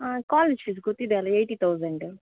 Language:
Kannada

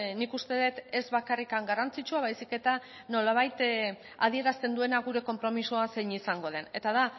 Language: Basque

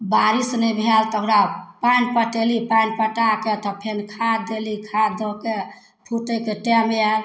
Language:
Maithili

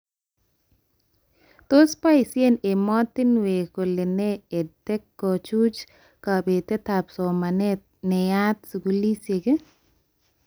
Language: Kalenjin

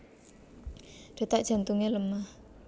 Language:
Javanese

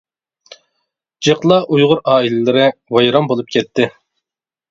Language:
Uyghur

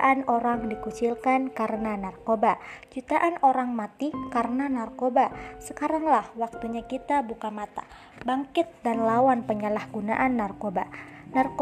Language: Indonesian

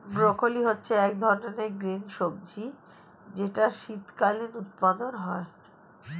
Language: Bangla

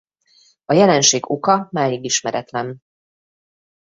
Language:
Hungarian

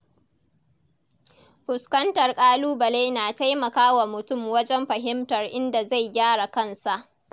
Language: Hausa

